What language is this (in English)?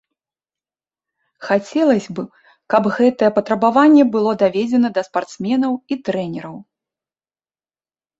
Belarusian